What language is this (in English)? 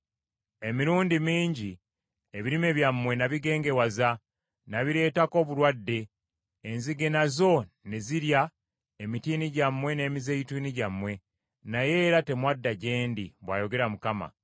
Ganda